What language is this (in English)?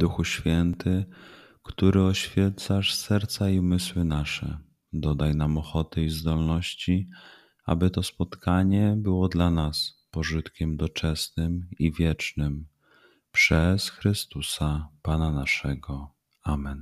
Polish